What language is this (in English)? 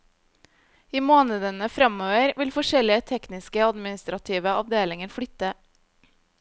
Norwegian